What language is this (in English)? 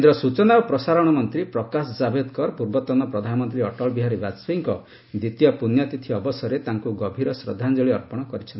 Odia